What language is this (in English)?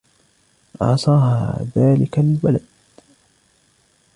Arabic